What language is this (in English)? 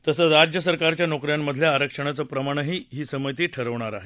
Marathi